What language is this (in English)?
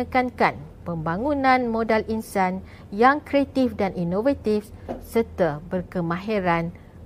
Malay